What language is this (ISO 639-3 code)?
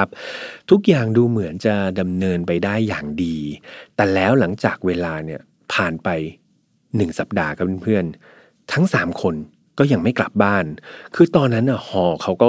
tha